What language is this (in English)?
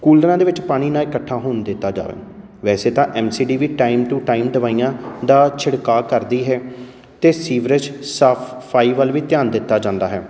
Punjabi